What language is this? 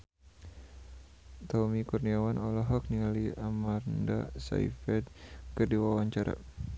Sundanese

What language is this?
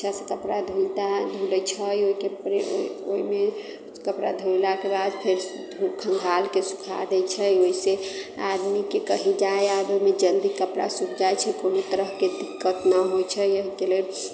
Maithili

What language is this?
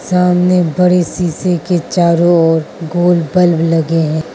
Hindi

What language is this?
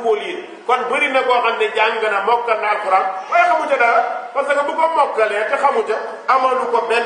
Hindi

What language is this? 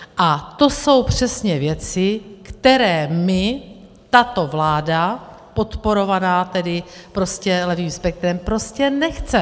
Czech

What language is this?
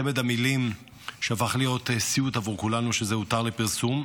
Hebrew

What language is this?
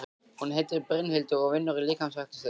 Icelandic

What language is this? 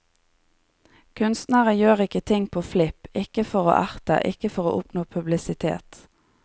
Norwegian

